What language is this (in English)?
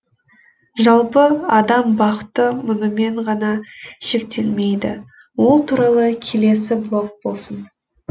Kazakh